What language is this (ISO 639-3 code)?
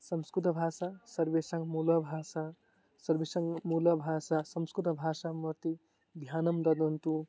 san